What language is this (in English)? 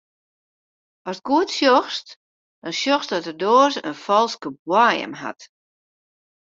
Western Frisian